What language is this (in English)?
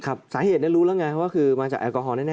Thai